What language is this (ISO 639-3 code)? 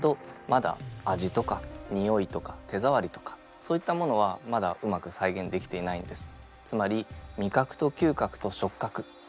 jpn